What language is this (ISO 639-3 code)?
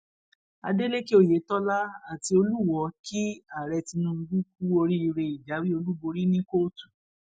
yor